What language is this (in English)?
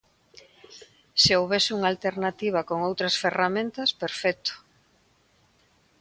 Galician